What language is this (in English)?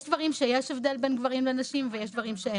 Hebrew